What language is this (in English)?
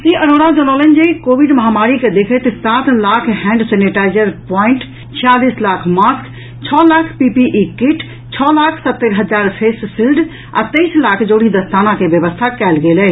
Maithili